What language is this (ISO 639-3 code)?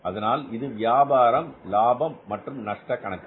tam